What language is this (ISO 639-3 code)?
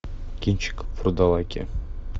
rus